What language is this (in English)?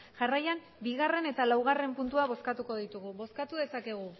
Basque